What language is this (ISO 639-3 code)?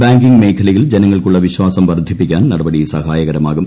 mal